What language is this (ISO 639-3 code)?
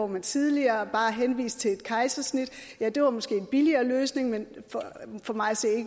dan